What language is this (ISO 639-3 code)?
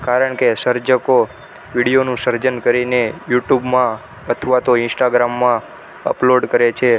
guj